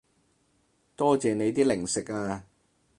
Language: Cantonese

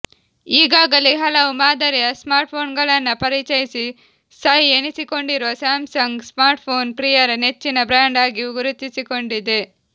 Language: Kannada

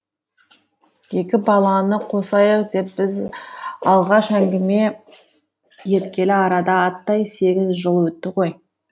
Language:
Kazakh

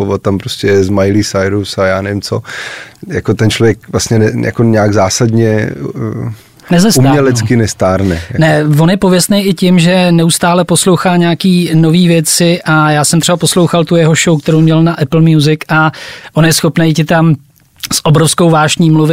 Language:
Czech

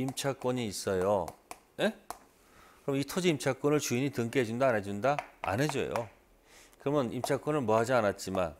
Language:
Korean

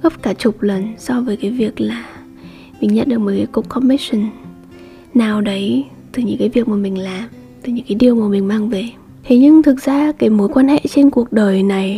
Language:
Vietnamese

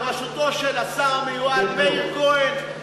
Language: Hebrew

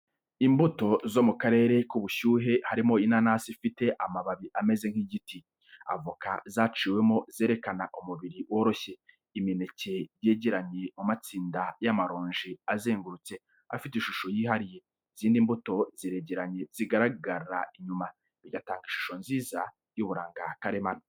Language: Kinyarwanda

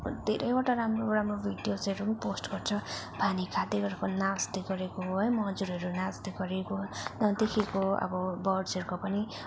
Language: Nepali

